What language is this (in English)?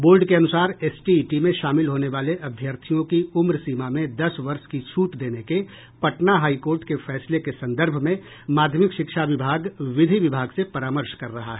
Hindi